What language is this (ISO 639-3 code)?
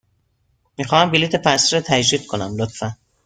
fas